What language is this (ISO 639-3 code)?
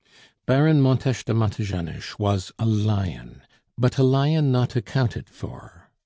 eng